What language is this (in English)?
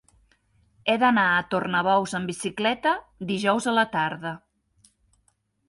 Catalan